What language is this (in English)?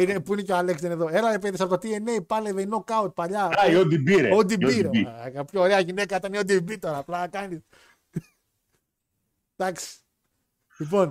Greek